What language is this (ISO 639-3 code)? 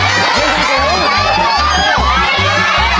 tha